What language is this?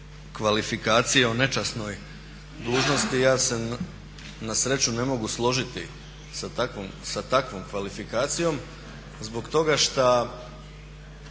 Croatian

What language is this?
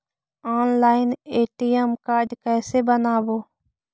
Magahi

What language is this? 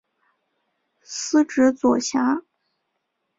Chinese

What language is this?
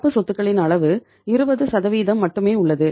Tamil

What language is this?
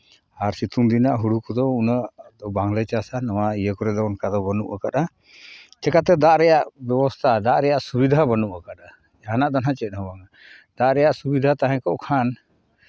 Santali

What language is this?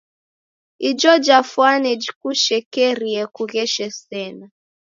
Taita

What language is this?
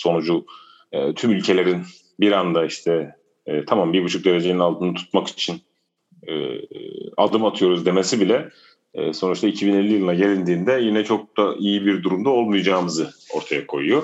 Turkish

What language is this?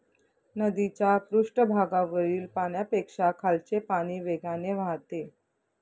Marathi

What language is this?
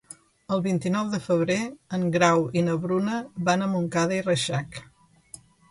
Catalan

